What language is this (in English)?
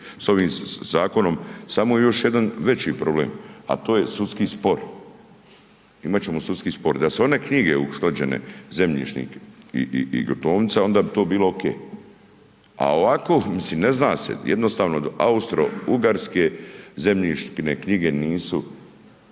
Croatian